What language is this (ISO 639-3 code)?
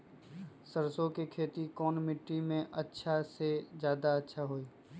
mag